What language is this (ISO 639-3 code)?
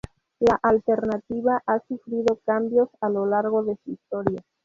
spa